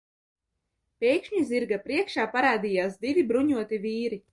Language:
Latvian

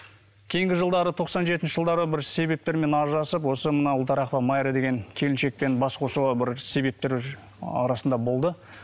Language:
Kazakh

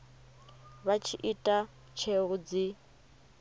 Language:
Venda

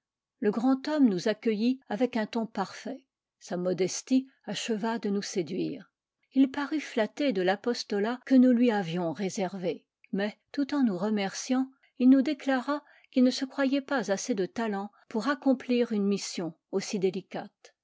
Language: French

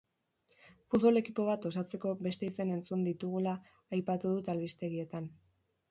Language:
Basque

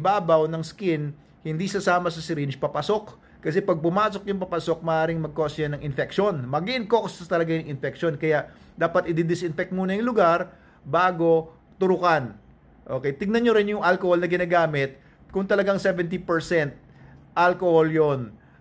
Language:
Filipino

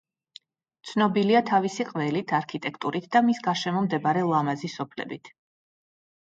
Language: Georgian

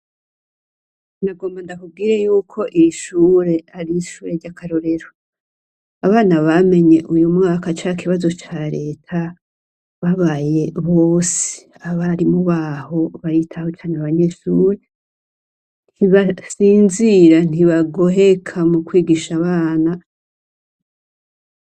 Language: Rundi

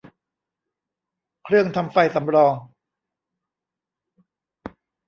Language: Thai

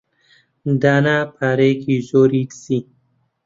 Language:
Central Kurdish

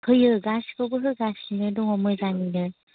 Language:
Bodo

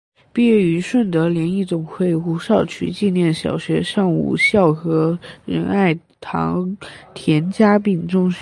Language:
Chinese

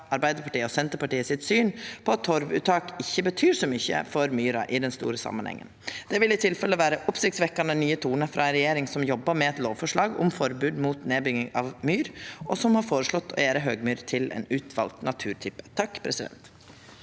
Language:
Norwegian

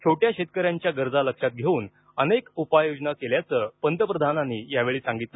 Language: Marathi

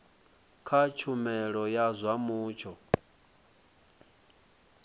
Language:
Venda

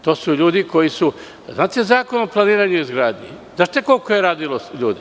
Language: Serbian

